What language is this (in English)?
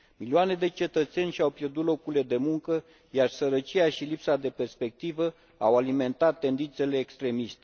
Romanian